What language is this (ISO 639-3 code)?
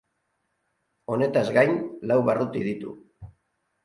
eus